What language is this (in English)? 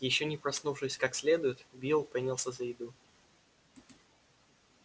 Russian